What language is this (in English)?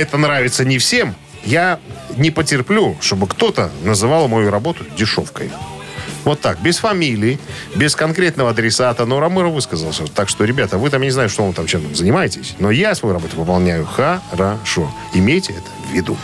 Russian